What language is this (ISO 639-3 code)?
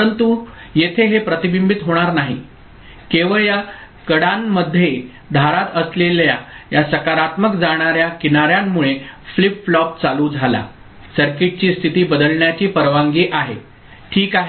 mar